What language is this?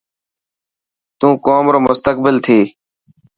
Dhatki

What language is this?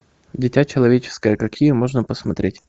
Russian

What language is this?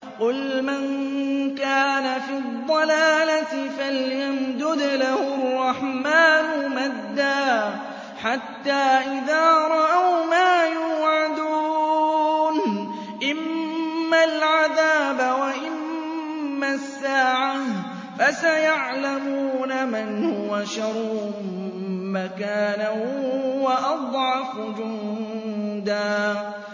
Arabic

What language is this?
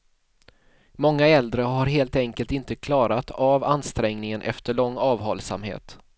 Swedish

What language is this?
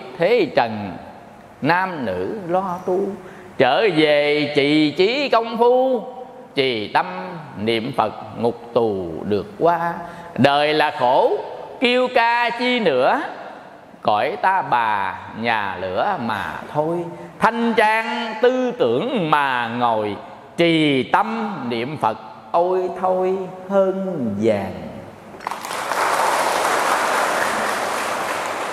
Vietnamese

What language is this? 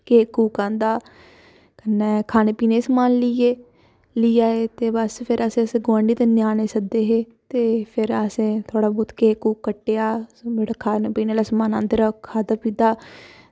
Dogri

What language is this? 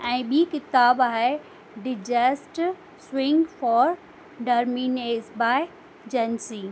Sindhi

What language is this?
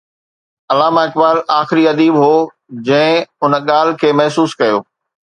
Sindhi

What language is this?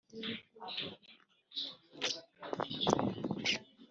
Kinyarwanda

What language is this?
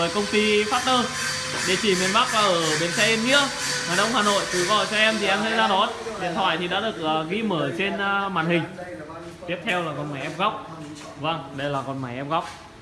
Vietnamese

